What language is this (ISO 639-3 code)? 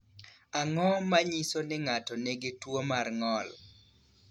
luo